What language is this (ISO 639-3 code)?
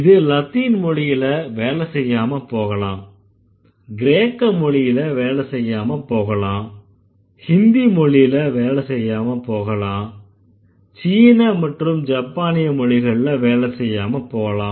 tam